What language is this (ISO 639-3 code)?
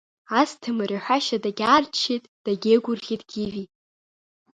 abk